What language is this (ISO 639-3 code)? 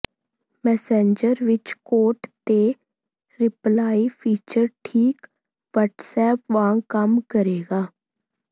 pan